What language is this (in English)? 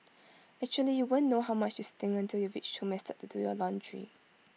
English